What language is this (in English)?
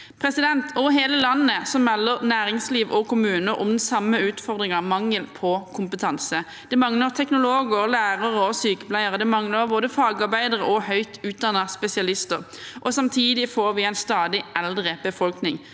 Norwegian